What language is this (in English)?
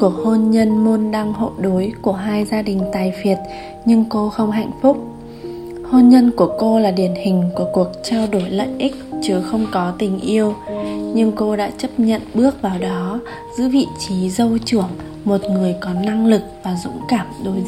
Vietnamese